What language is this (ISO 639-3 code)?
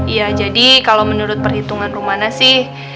ind